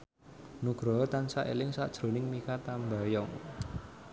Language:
Javanese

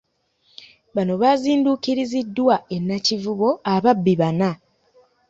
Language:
Ganda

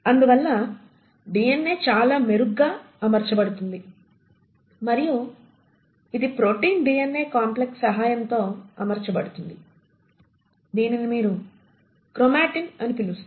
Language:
Telugu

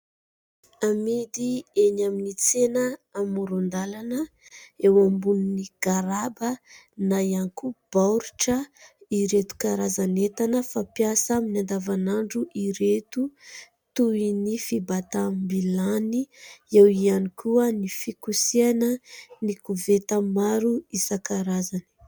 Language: Malagasy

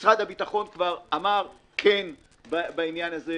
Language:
Hebrew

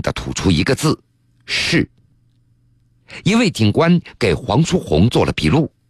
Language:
Chinese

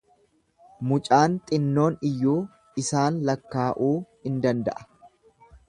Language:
Oromo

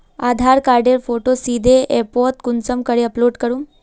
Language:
Magahi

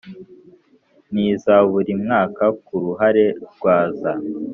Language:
Kinyarwanda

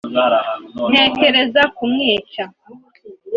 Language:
Kinyarwanda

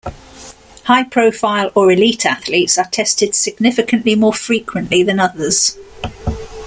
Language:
English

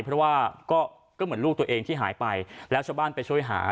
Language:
Thai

